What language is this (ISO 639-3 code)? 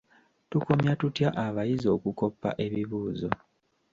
lug